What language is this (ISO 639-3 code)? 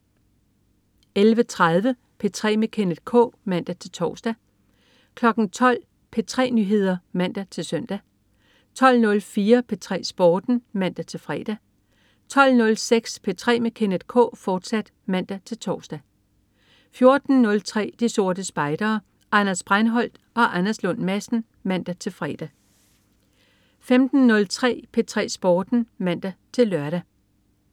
dan